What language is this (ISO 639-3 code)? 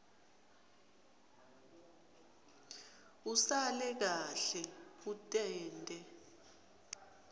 ssw